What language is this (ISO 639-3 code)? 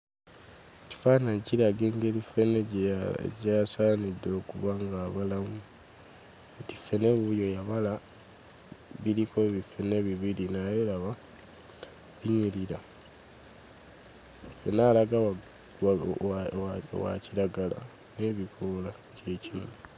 lug